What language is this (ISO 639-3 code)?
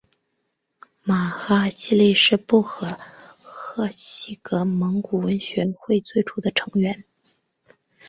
zho